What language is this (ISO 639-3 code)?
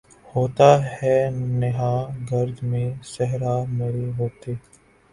urd